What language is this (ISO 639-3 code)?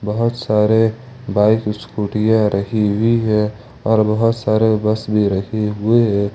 hin